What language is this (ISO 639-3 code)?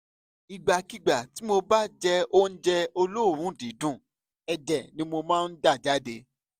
yor